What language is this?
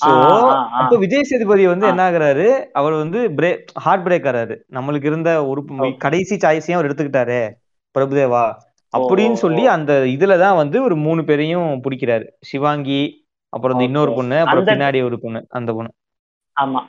Tamil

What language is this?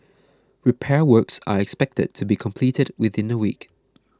English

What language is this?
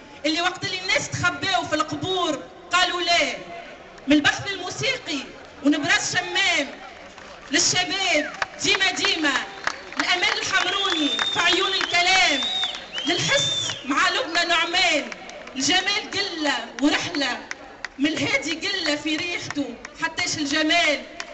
Arabic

